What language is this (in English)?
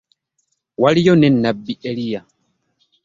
Ganda